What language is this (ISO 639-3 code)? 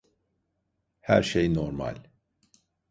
tur